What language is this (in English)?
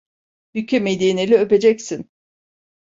Turkish